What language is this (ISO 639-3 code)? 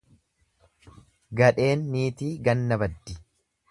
orm